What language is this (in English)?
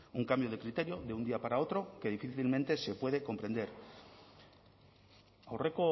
Spanish